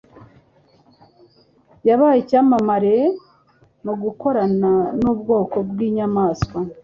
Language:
Kinyarwanda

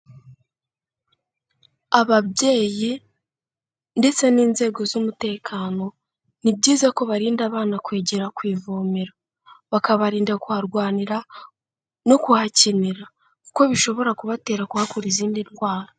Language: Kinyarwanda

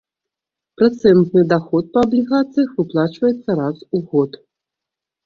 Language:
Belarusian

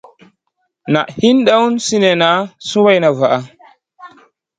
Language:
Masana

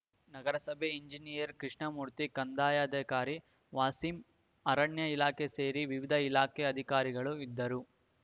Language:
Kannada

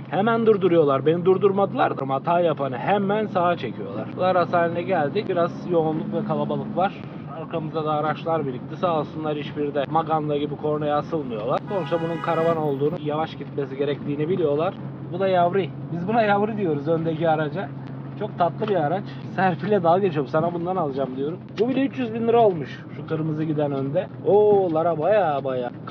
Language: Turkish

